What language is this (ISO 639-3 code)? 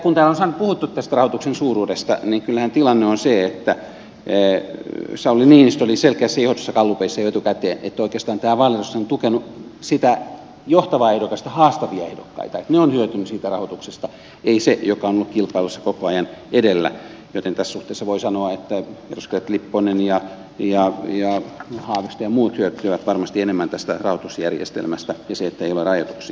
fin